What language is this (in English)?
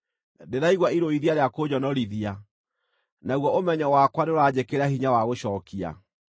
Kikuyu